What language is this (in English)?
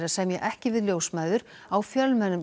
Icelandic